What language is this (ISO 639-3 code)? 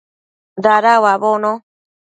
mcf